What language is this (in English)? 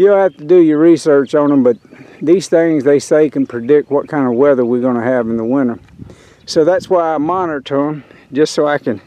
English